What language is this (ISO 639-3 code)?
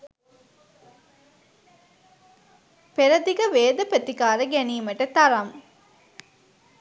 sin